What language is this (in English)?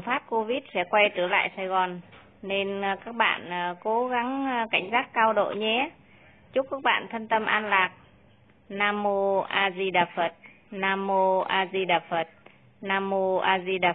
Vietnamese